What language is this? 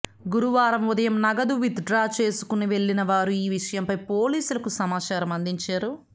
Telugu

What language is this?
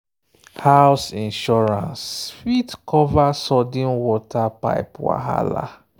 Nigerian Pidgin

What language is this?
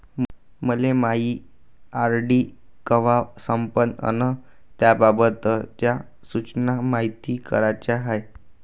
Marathi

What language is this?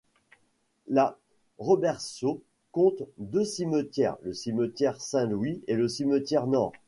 French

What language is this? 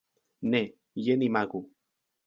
Esperanto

